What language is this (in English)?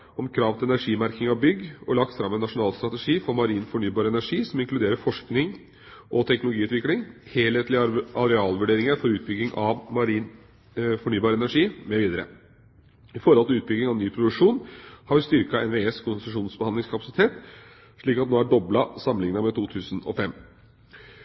Norwegian Bokmål